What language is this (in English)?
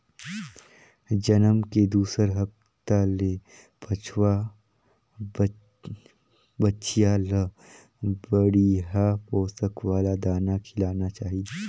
Chhattisgarhi